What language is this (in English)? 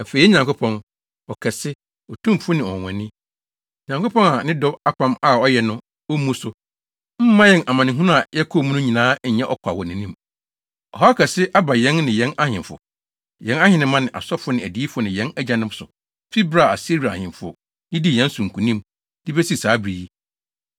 Akan